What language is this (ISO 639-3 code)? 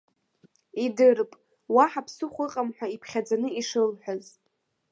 abk